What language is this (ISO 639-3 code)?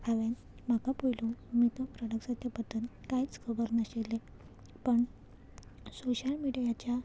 kok